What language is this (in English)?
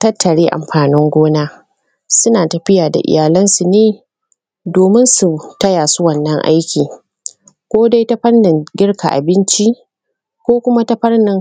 Hausa